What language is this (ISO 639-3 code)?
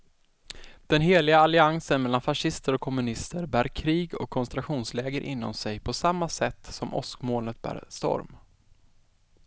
swe